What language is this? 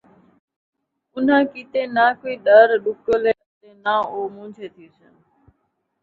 Saraiki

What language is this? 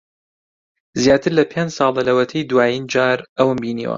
Central Kurdish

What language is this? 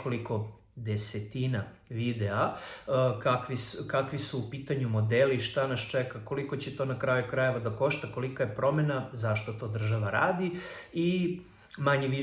Serbian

